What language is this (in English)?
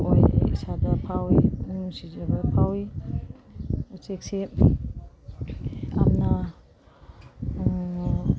Manipuri